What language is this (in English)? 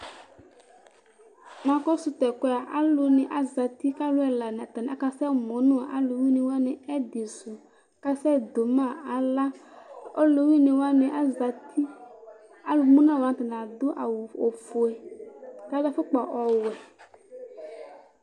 Ikposo